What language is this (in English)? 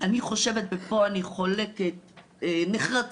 Hebrew